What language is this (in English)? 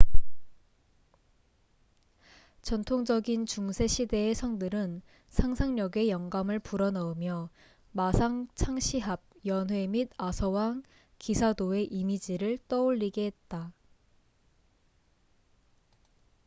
Korean